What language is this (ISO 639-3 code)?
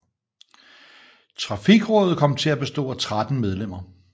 dan